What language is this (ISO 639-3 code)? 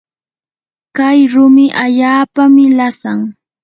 qur